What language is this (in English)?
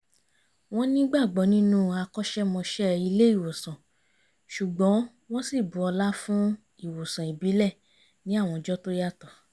Yoruba